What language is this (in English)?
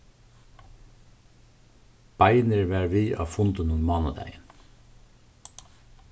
Faroese